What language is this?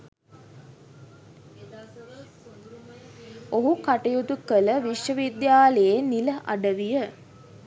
Sinhala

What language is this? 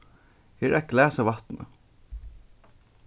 Faroese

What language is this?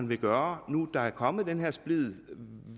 Danish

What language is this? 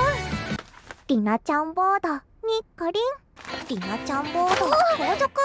Japanese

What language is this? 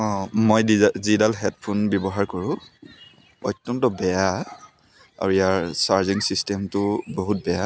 Assamese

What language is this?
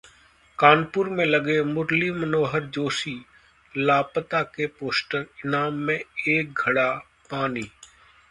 Hindi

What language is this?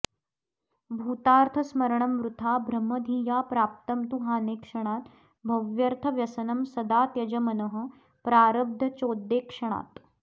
Sanskrit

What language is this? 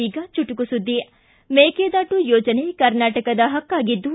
Kannada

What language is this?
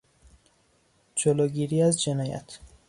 Persian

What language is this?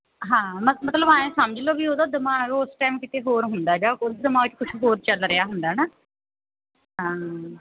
Punjabi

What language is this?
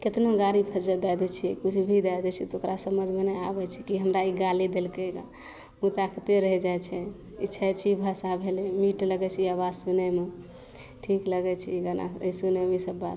Maithili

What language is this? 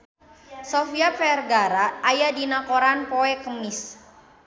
Sundanese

